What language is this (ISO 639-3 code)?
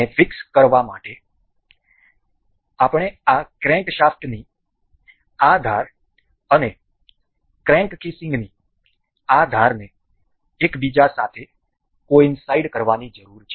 guj